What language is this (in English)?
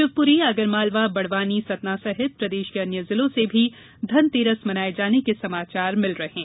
Hindi